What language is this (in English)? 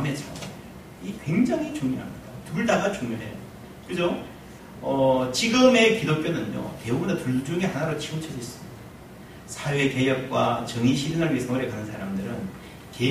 Korean